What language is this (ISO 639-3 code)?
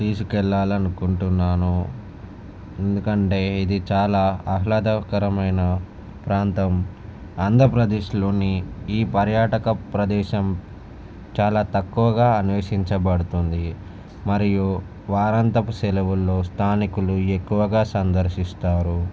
tel